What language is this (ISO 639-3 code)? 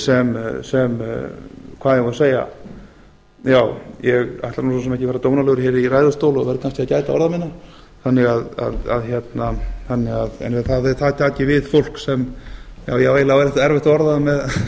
isl